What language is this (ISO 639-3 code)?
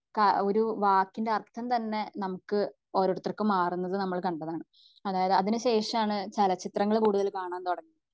mal